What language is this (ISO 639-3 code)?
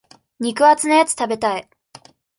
jpn